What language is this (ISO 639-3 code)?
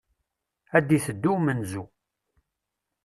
kab